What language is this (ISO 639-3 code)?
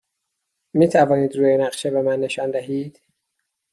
fas